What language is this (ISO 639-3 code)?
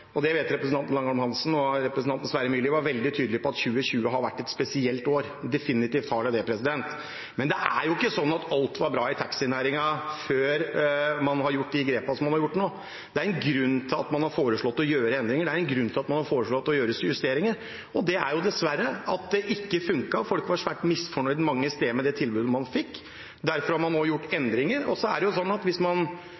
nob